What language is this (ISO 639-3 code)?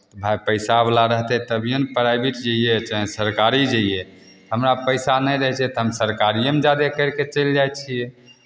mai